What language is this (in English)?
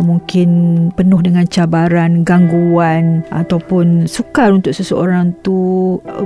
Malay